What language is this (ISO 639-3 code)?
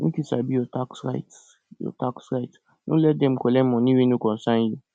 pcm